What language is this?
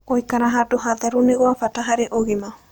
Kikuyu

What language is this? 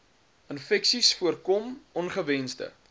Afrikaans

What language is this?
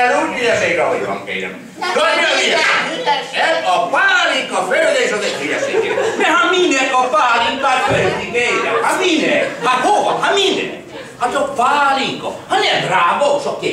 Hungarian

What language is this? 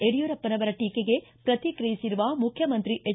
Kannada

